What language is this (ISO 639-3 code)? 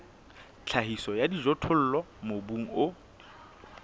sot